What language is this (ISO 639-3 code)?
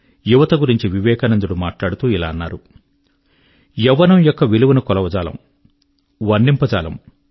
tel